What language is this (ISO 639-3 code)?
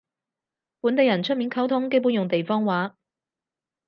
yue